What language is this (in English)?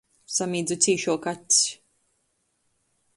Latgalian